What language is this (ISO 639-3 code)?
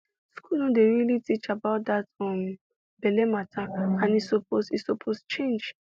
pcm